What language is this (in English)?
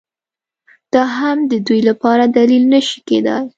Pashto